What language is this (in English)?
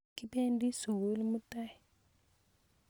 Kalenjin